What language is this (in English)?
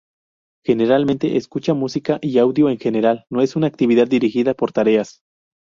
Spanish